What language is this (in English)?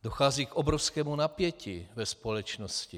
Czech